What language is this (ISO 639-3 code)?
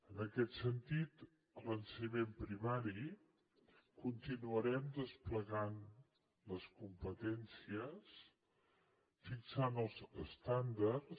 cat